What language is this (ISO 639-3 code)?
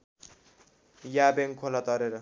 nep